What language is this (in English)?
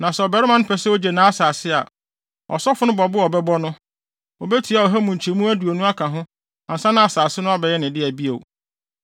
Akan